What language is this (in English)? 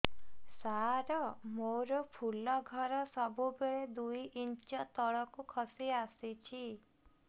Odia